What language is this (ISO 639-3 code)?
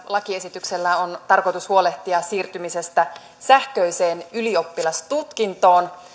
fin